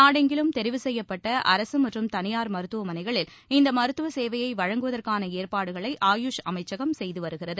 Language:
Tamil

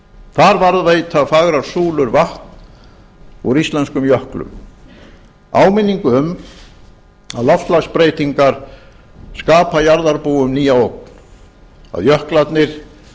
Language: Icelandic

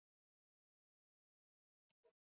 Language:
Spanish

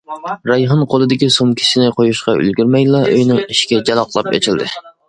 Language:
Uyghur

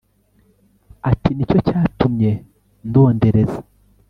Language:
Kinyarwanda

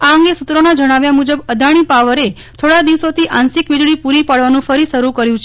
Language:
Gujarati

